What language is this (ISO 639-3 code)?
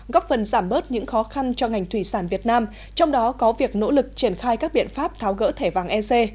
vie